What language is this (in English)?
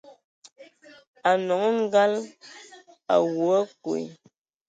Ewondo